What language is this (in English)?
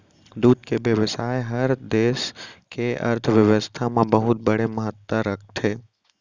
Chhattisgarhi